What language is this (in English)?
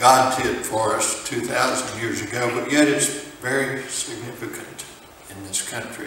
English